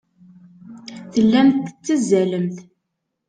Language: Kabyle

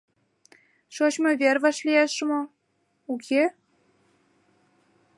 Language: Mari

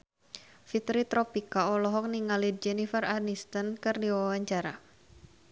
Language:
Sundanese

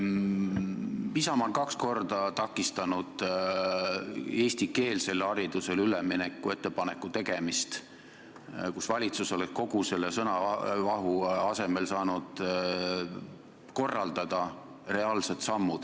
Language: Estonian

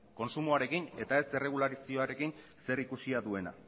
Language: Basque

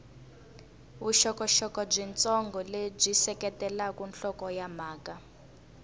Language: Tsonga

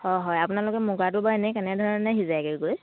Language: Assamese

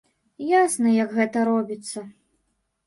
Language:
Belarusian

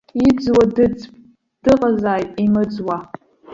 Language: Abkhazian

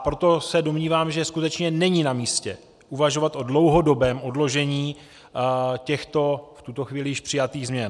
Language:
Czech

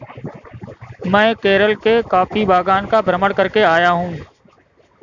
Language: Hindi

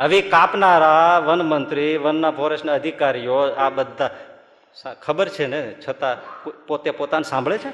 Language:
Gujarati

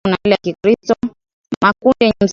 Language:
Swahili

